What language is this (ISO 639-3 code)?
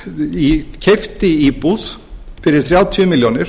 isl